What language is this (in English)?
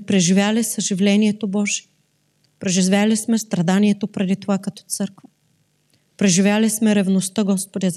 Bulgarian